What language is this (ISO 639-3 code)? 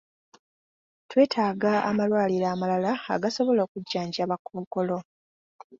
lug